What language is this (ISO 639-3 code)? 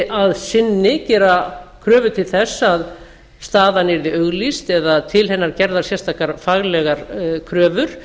isl